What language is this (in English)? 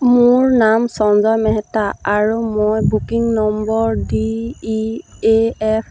Assamese